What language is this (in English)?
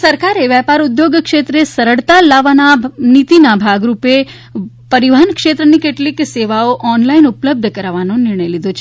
Gujarati